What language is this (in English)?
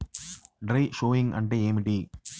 Telugu